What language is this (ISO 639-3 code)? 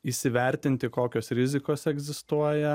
lit